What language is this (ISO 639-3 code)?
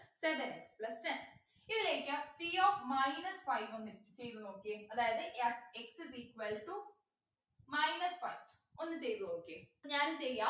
mal